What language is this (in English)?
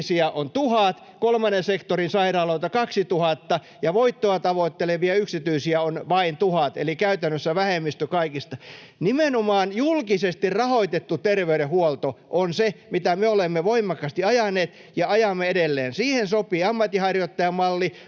Finnish